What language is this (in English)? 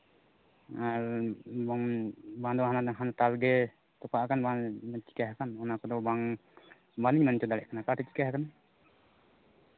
Santali